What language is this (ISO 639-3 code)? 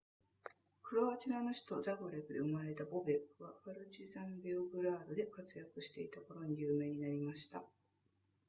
jpn